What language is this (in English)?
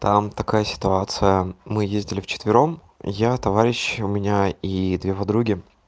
Russian